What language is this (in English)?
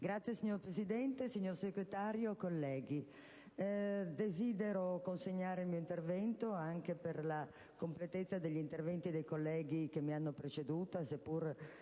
Italian